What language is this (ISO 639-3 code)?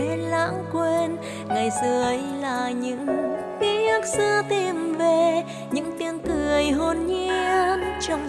vie